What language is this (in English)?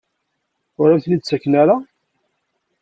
Kabyle